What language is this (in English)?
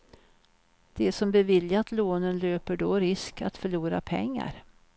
Swedish